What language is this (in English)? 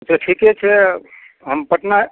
Maithili